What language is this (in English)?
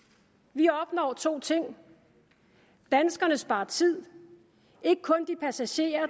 Danish